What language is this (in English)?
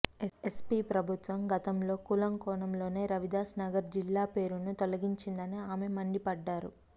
Telugu